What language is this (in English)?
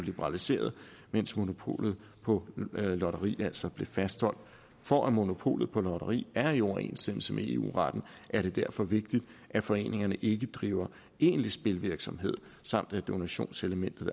Danish